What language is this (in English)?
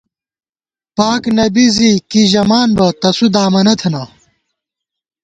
Gawar-Bati